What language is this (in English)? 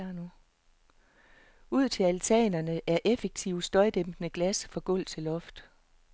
Danish